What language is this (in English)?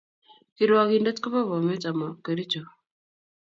Kalenjin